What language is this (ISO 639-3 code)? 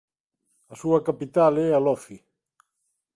glg